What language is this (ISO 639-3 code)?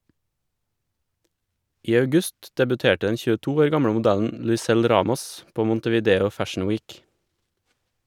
nor